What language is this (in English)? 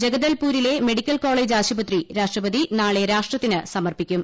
Malayalam